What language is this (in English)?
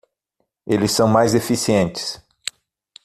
Portuguese